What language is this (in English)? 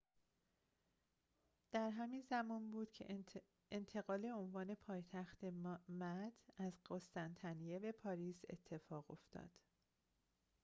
Persian